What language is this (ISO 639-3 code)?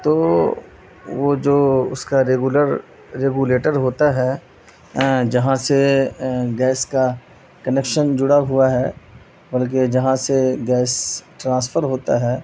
urd